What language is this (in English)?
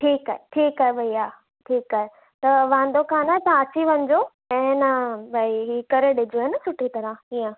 Sindhi